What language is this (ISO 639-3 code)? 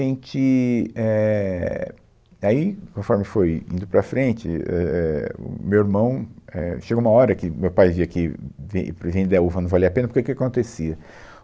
por